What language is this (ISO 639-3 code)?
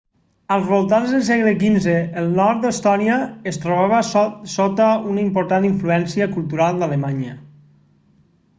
cat